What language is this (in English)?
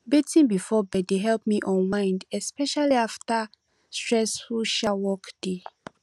Nigerian Pidgin